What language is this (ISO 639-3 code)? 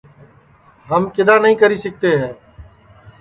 ssi